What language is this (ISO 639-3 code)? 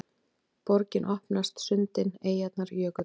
isl